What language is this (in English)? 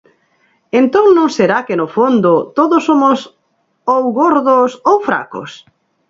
Galician